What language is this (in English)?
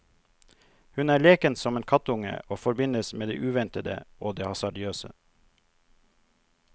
Norwegian